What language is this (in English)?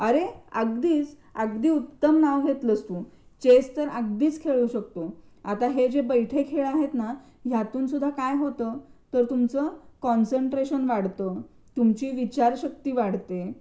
Marathi